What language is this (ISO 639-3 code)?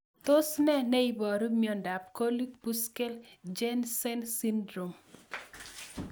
kln